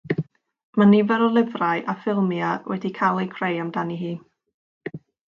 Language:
Welsh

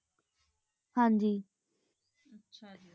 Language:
Punjabi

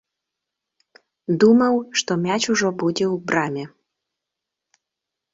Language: Belarusian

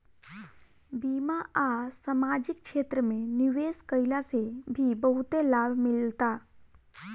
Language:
Bhojpuri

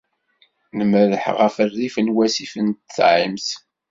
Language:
Kabyle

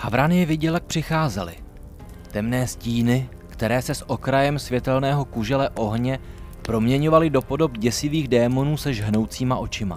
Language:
Czech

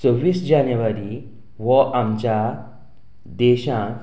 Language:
Konkani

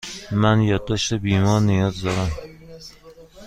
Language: Persian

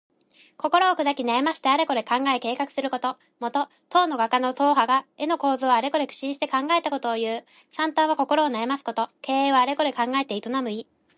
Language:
Japanese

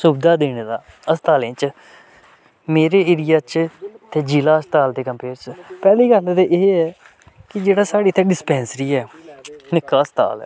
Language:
Dogri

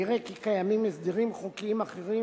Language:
Hebrew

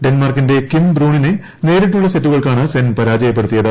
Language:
Malayalam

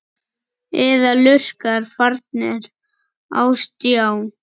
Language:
Icelandic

